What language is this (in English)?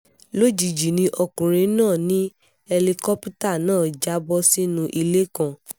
Yoruba